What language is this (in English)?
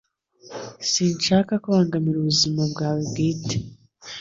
Kinyarwanda